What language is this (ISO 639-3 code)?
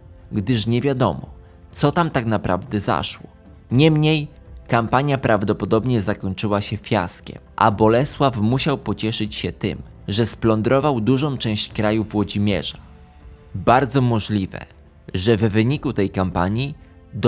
pol